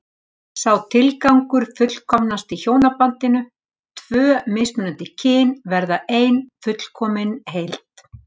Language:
Icelandic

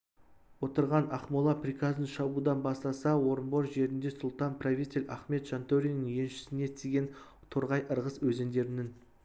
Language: Kazakh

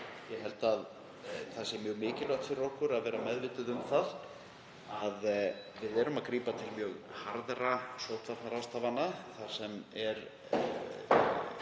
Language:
Icelandic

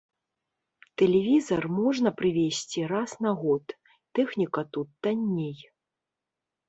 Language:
Belarusian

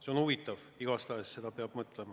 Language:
Estonian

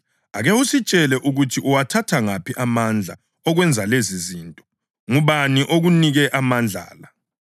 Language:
North Ndebele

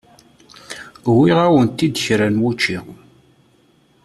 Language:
Kabyle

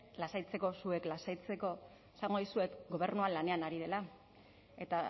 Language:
Basque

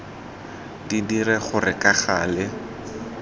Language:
Tswana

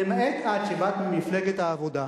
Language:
Hebrew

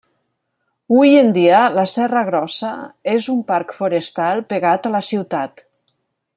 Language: Catalan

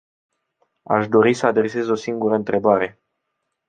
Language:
Romanian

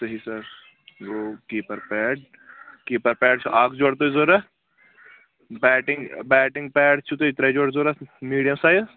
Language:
Kashmiri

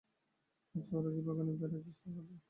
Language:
Bangla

